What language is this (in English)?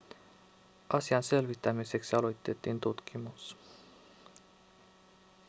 Finnish